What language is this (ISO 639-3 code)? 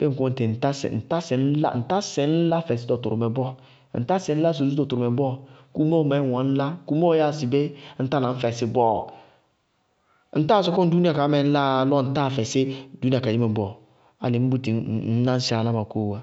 bqg